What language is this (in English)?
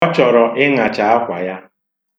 Igbo